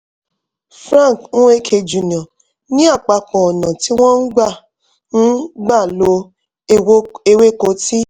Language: Yoruba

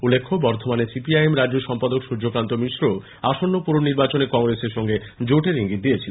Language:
Bangla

